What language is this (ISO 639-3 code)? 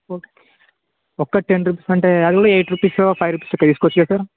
tel